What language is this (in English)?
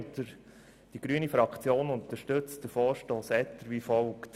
Swiss German